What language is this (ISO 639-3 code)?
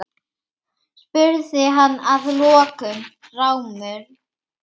isl